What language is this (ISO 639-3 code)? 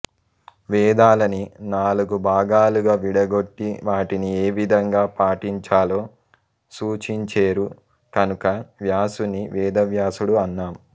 tel